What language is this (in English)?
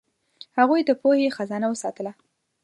Pashto